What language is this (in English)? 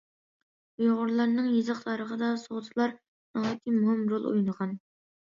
Uyghur